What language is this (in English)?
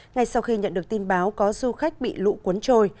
Vietnamese